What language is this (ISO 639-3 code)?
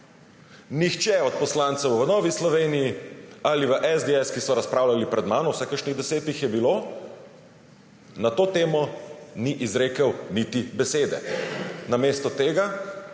slv